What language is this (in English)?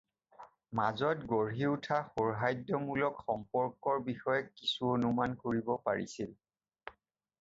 Assamese